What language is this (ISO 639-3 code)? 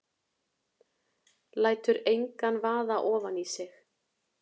isl